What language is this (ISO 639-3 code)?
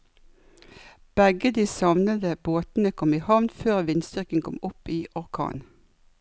nor